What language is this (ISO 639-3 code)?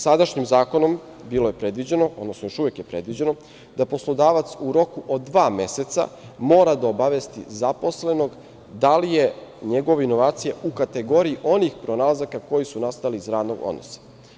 srp